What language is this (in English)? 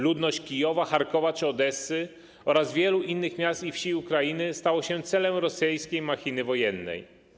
Polish